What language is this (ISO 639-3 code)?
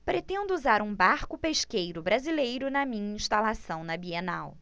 por